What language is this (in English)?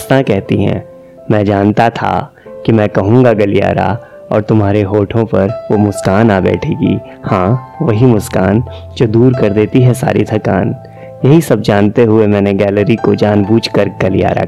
Hindi